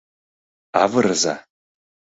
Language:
Mari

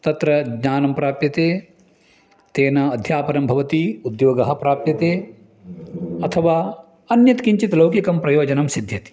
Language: Sanskrit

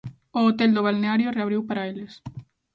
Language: Galician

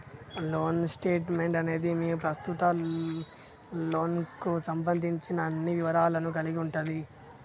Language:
Telugu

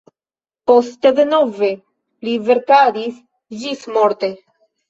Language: Esperanto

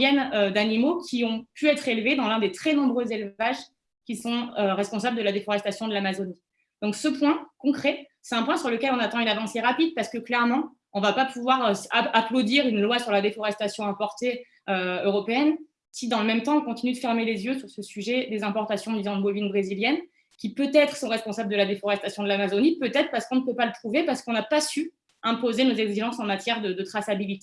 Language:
French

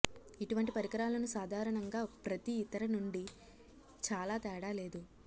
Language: Telugu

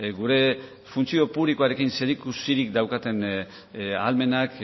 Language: Basque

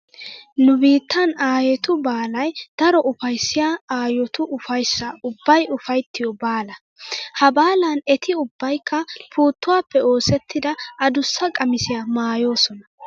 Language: Wolaytta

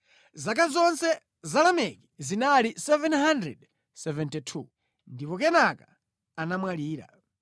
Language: Nyanja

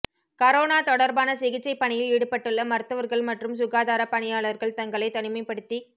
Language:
Tamil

